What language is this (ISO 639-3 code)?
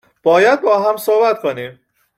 fas